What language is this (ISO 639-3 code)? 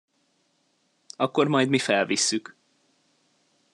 hun